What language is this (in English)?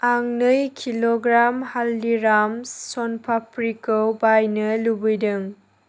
Bodo